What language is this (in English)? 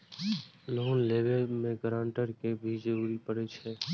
Maithili